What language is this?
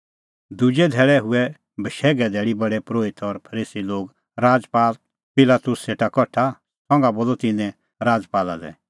Kullu Pahari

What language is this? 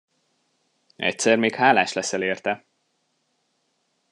Hungarian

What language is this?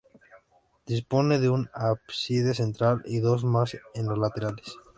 Spanish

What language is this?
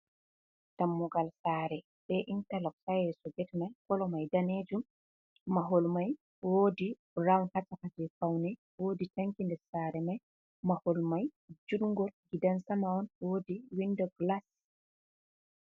Fula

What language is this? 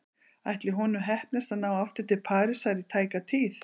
Icelandic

